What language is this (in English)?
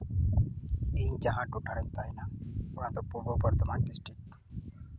Santali